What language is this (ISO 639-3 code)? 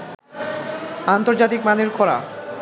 ben